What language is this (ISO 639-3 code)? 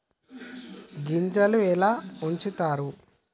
tel